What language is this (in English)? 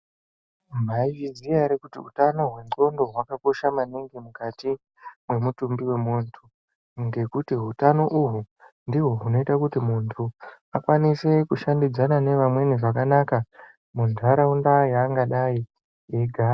Ndau